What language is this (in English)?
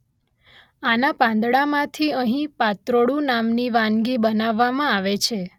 Gujarati